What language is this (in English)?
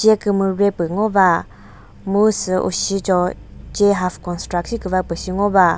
Chokri Naga